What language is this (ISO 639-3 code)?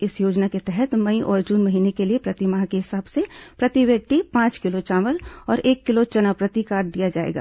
hin